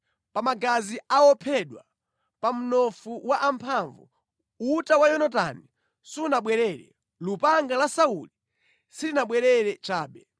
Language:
Nyanja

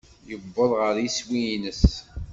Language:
Kabyle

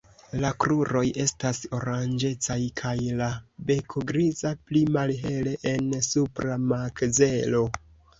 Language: Esperanto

